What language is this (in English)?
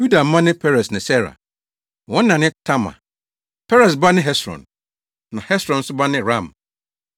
Akan